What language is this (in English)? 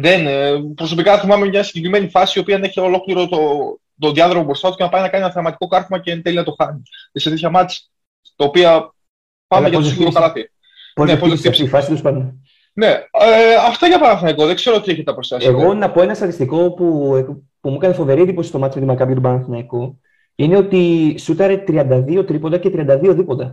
Greek